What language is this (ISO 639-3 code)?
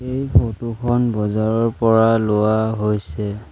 asm